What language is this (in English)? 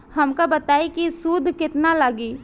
Bhojpuri